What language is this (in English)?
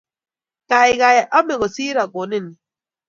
Kalenjin